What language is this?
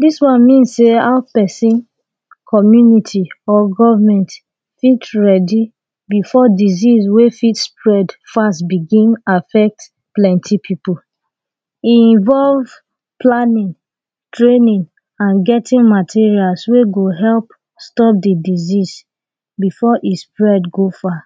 Nigerian Pidgin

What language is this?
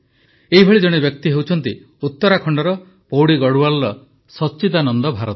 Odia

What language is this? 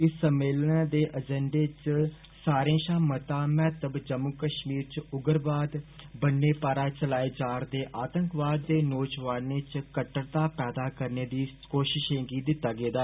Dogri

